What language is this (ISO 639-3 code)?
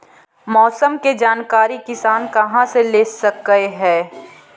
mag